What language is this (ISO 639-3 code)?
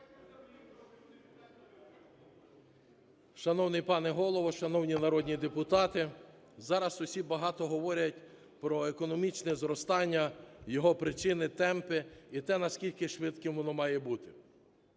ukr